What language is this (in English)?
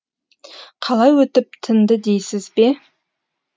Kazakh